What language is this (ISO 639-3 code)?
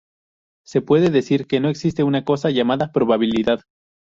spa